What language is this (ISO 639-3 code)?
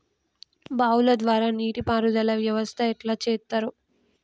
tel